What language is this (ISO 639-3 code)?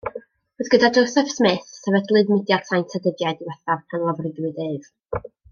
cym